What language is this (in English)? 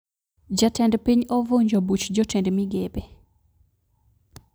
Luo (Kenya and Tanzania)